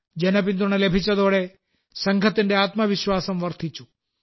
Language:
Malayalam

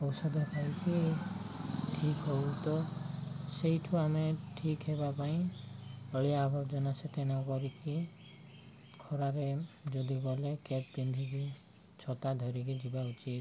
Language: Odia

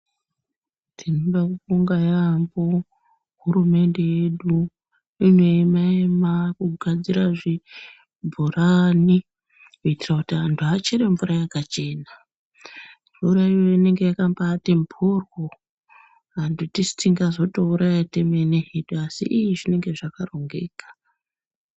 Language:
Ndau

